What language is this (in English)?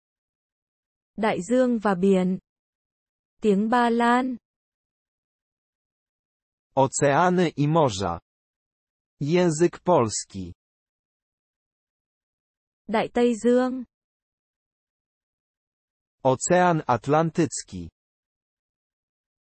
Polish